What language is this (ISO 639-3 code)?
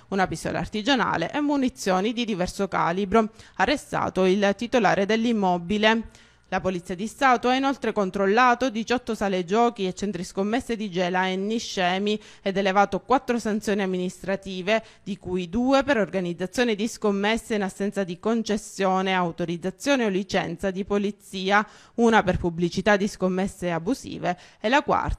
ita